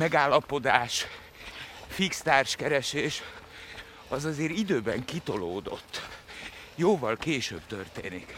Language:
Hungarian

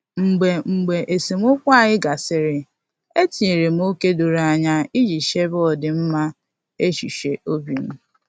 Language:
Igbo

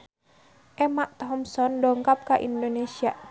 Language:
Sundanese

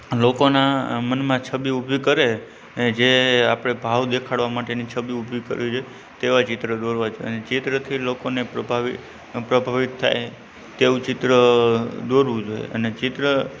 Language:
Gujarati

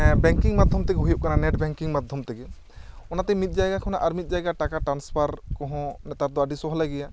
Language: Santali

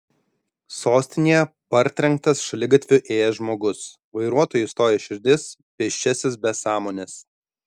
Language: Lithuanian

